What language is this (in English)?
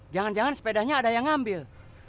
Indonesian